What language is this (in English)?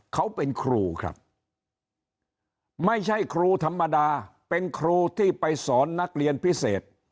Thai